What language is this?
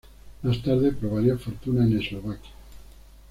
Spanish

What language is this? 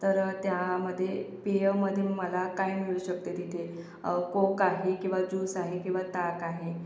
Marathi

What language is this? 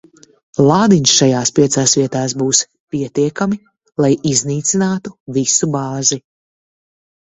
Latvian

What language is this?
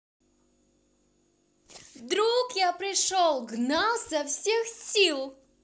Russian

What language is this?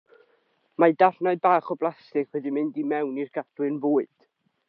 Welsh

